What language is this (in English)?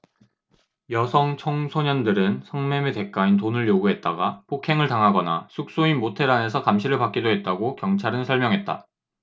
Korean